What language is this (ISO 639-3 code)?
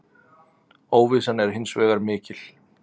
isl